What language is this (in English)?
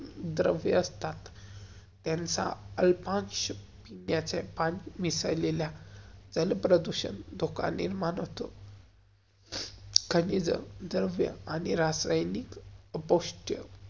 Marathi